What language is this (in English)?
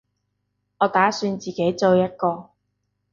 Cantonese